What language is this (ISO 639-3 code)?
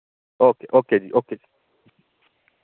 doi